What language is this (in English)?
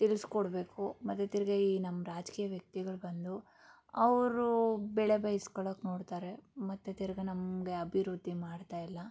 Kannada